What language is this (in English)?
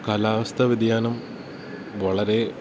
Malayalam